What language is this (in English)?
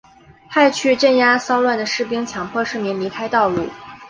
Chinese